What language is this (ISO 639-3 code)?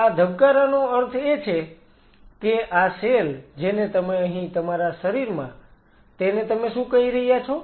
guj